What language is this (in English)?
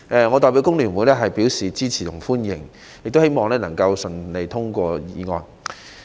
Cantonese